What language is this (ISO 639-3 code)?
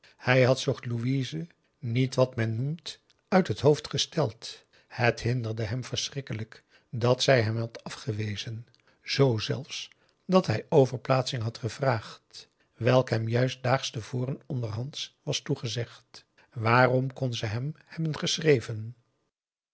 nld